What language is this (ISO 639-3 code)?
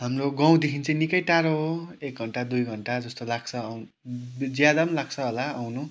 nep